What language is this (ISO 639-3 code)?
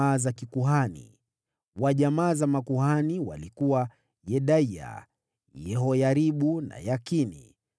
swa